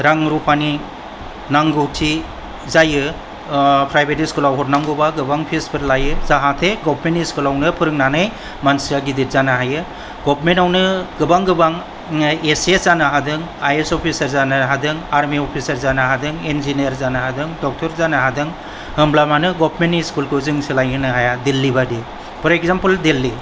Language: Bodo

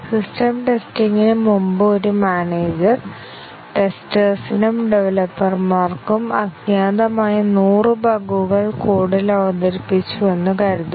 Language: Malayalam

